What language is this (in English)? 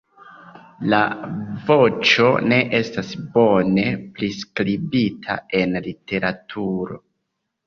Esperanto